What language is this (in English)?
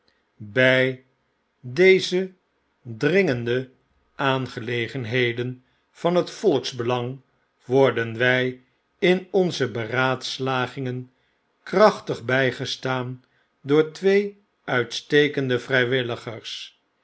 Dutch